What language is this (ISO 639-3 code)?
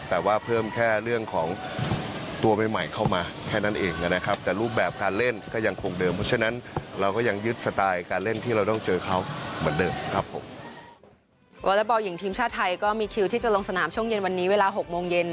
tha